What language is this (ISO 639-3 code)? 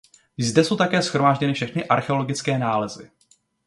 ces